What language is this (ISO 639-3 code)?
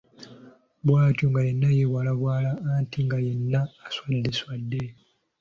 lug